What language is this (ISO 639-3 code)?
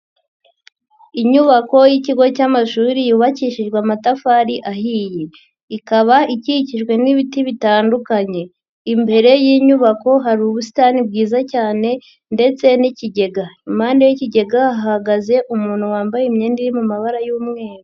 kin